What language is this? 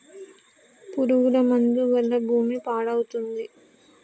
Telugu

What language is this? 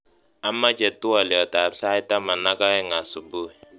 Kalenjin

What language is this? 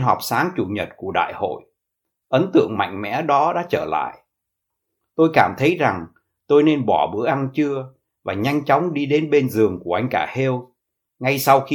Vietnamese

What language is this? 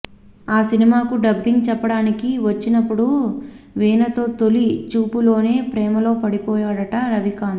Telugu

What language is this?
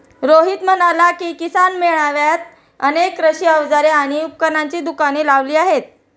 Marathi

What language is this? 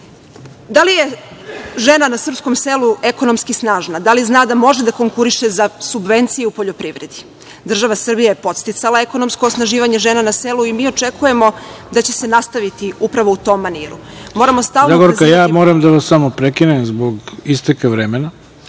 Serbian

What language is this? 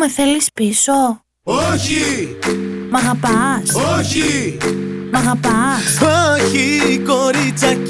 Greek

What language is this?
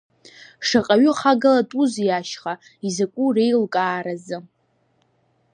Abkhazian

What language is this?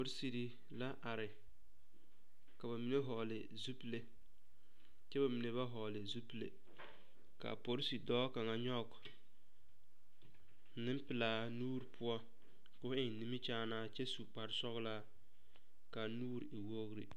Southern Dagaare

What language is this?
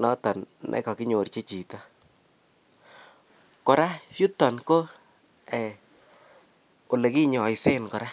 Kalenjin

